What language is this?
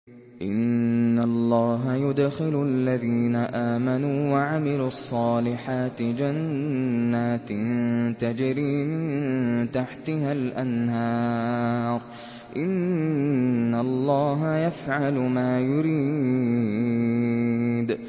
Arabic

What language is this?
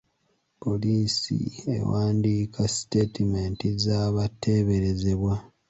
Ganda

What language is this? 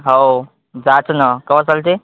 Marathi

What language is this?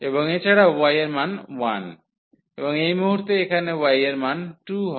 Bangla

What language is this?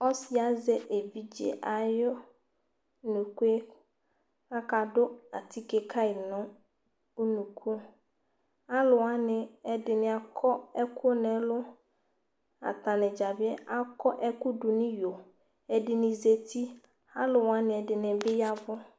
Ikposo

